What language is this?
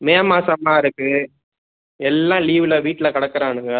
Tamil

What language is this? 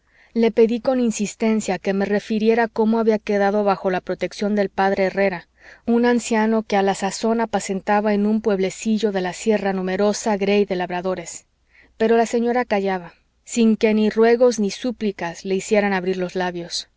Spanish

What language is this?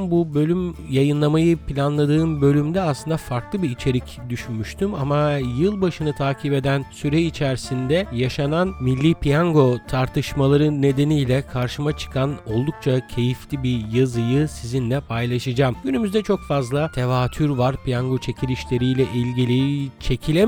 Turkish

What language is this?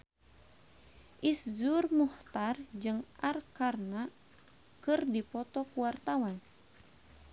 Sundanese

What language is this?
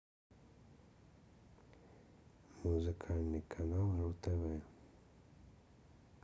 Russian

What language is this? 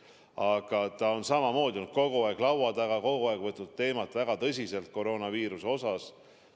Estonian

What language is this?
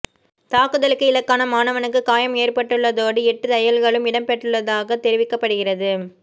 Tamil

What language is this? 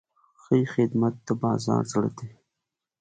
Pashto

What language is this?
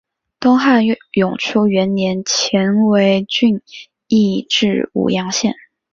Chinese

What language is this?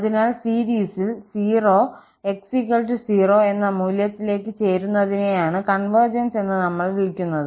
Malayalam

